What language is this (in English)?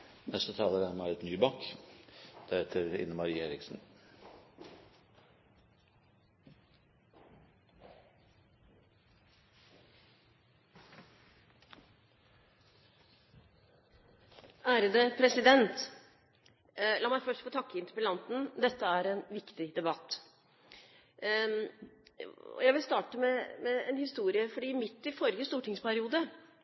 Norwegian Bokmål